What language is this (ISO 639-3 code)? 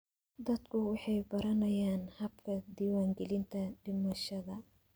som